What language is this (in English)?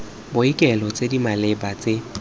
Tswana